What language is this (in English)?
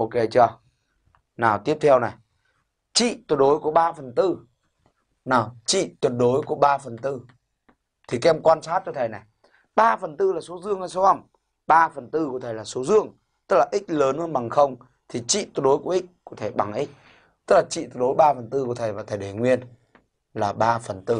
Vietnamese